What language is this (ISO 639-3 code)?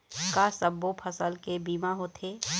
hne